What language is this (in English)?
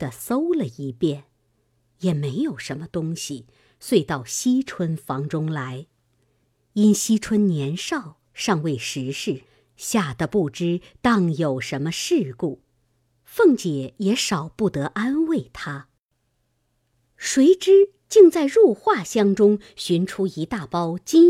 Chinese